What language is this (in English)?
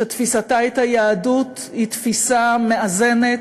Hebrew